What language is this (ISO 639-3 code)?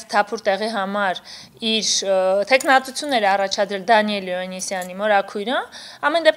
hin